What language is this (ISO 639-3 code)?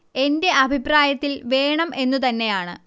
mal